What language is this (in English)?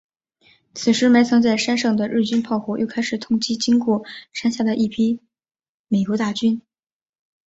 Chinese